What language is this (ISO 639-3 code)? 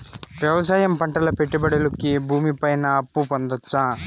tel